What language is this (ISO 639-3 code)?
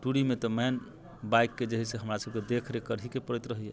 mai